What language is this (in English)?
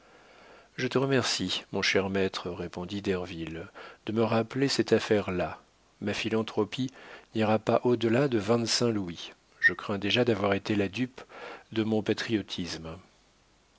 French